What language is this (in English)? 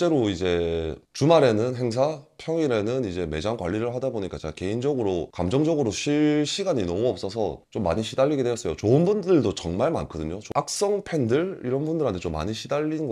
Korean